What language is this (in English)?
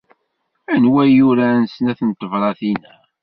Kabyle